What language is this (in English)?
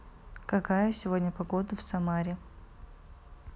Russian